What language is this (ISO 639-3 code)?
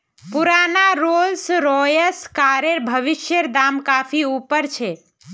mag